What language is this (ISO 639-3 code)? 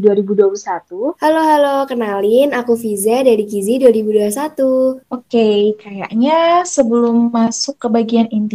ind